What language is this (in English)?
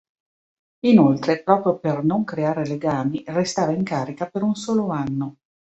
Italian